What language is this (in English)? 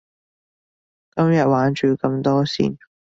Cantonese